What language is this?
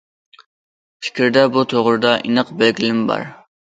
Uyghur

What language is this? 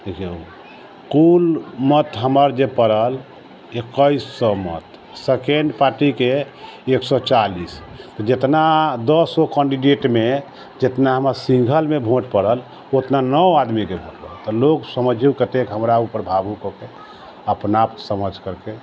Maithili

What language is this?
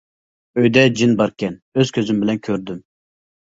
Uyghur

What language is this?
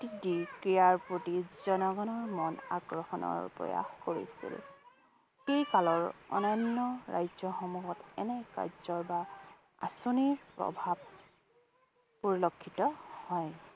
Assamese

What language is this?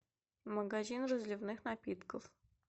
Russian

